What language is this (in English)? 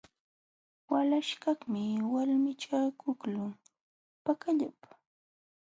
Jauja Wanca Quechua